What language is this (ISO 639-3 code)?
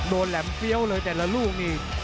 tha